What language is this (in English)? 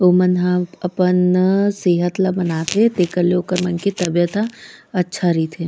Chhattisgarhi